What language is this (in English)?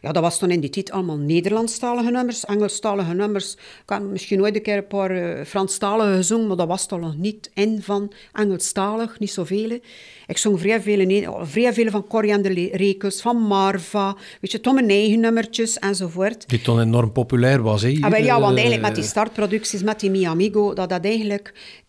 Dutch